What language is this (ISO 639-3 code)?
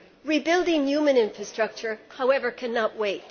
eng